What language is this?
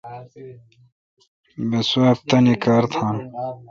Kalkoti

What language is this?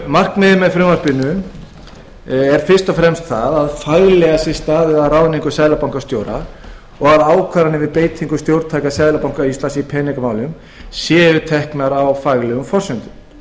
Icelandic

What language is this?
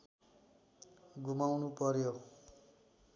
Nepali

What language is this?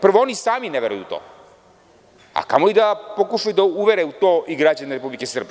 Serbian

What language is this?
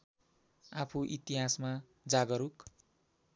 Nepali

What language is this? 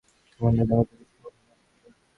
Bangla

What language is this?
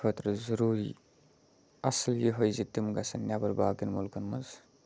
Kashmiri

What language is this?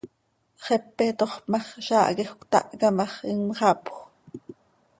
Seri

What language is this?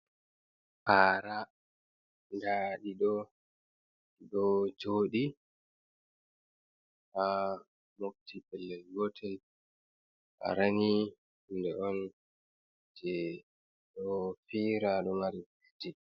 Fula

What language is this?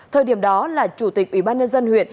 Vietnamese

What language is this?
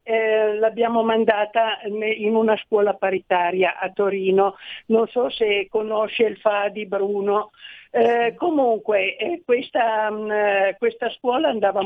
Italian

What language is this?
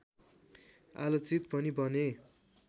Nepali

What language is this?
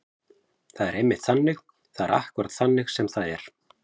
Icelandic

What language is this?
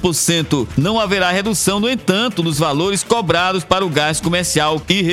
Portuguese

